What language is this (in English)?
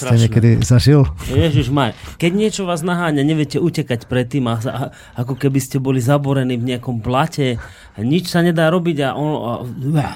Slovak